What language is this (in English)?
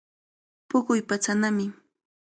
Cajatambo North Lima Quechua